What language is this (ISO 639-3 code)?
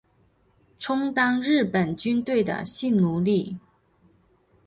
zho